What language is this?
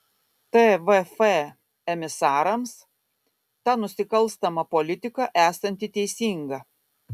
Lithuanian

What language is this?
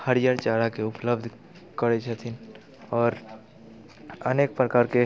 Maithili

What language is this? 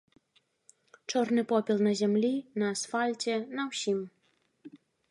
Belarusian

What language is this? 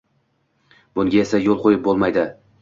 Uzbek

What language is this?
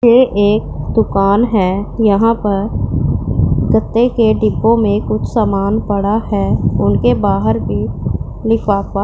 Hindi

